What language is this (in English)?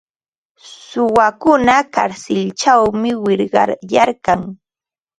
Ambo-Pasco Quechua